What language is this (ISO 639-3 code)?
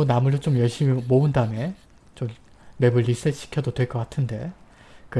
kor